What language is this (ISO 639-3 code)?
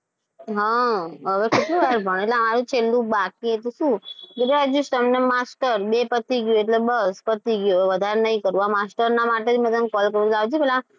guj